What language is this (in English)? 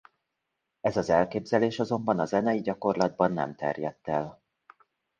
Hungarian